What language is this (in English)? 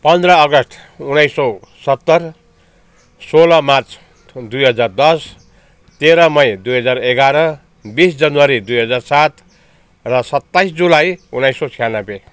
Nepali